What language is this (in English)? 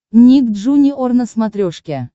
Russian